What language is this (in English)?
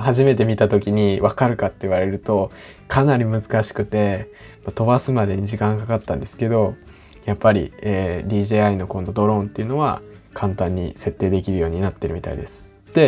Japanese